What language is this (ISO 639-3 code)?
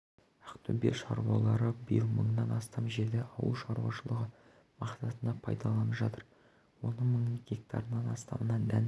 kaz